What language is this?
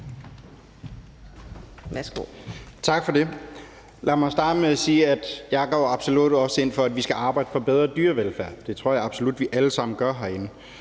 Danish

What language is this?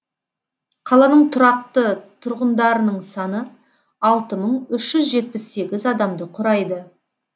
Kazakh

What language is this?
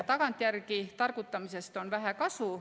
Estonian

